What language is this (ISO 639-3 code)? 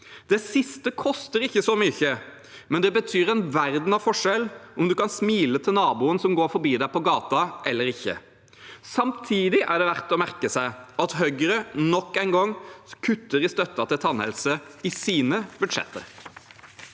nor